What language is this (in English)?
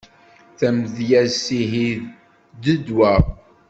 Kabyle